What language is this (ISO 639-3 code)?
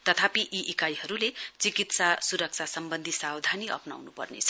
nep